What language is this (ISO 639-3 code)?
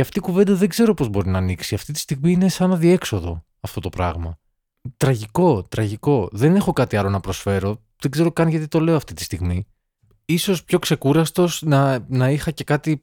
ell